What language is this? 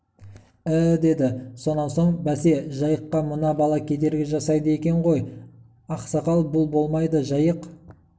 Kazakh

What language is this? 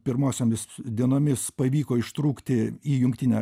Lithuanian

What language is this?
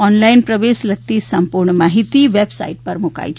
Gujarati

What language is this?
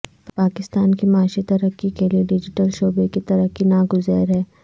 Urdu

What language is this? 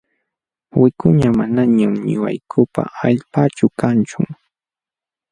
Jauja Wanca Quechua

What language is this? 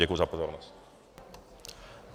Czech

